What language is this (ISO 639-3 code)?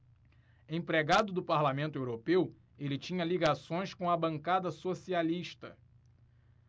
por